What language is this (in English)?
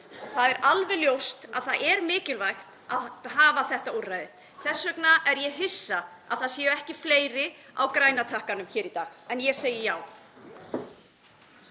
Icelandic